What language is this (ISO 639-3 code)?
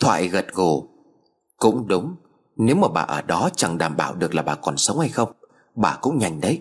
vie